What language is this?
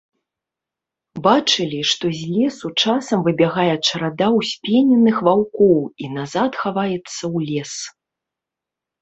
Belarusian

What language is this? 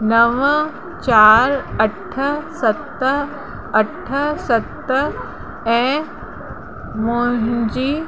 Sindhi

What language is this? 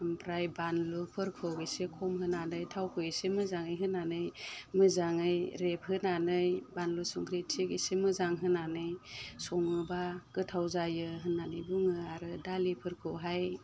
Bodo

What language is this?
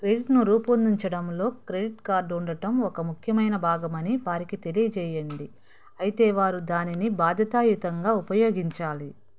Telugu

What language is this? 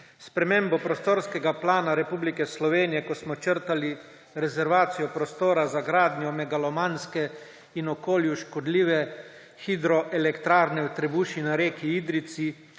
Slovenian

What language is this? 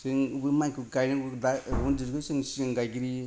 Bodo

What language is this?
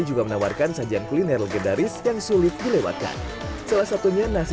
Indonesian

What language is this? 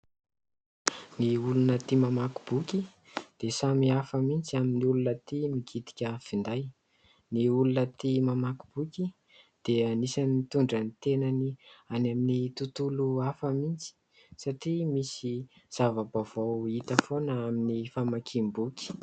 Malagasy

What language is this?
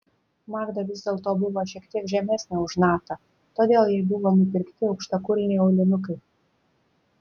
Lithuanian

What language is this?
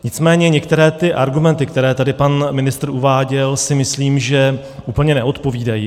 Czech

